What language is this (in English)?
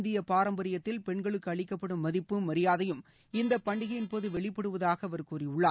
Tamil